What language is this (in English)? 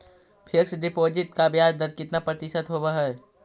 Magahi